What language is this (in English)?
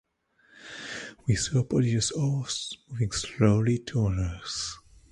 English